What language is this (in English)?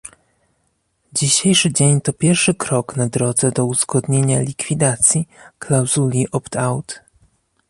Polish